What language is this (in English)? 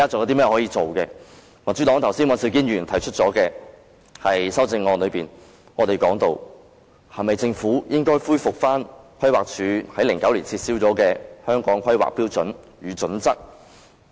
Cantonese